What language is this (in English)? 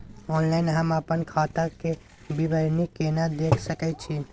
Maithili